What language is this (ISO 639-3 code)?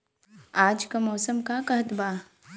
bho